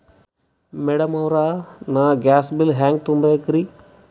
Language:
Kannada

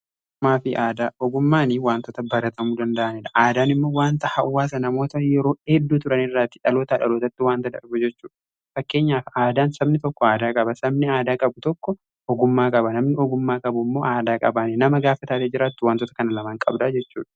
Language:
Oromo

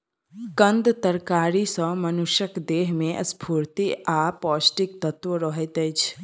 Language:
Maithili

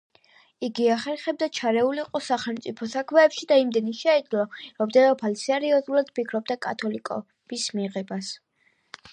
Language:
Georgian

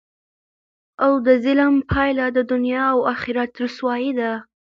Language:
Pashto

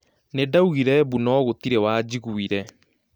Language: Kikuyu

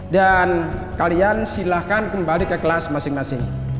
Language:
Indonesian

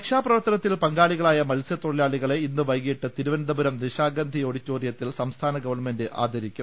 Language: Malayalam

